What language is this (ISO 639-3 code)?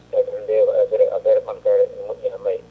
ful